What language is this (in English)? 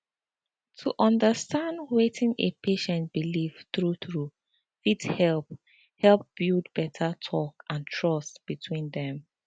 Nigerian Pidgin